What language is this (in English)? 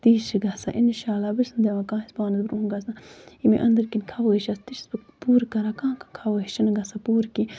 Kashmiri